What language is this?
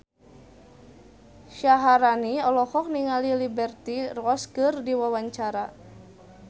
Sundanese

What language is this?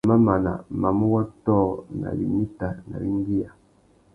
Tuki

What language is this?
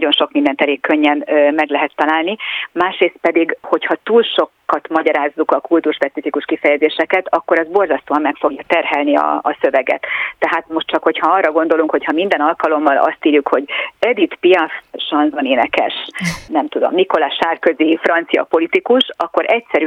Hungarian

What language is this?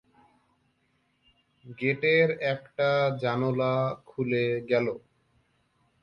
Bangla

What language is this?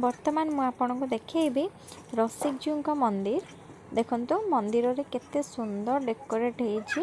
Odia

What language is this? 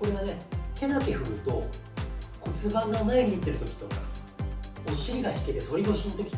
Japanese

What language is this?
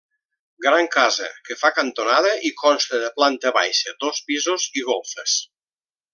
Catalan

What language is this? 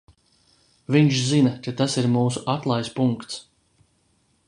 Latvian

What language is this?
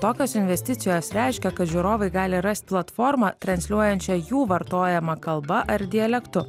Lithuanian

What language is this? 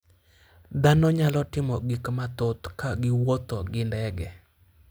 Luo (Kenya and Tanzania)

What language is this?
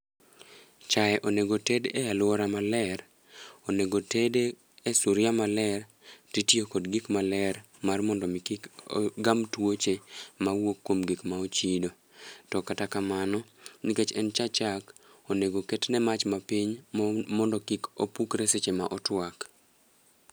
Luo (Kenya and Tanzania)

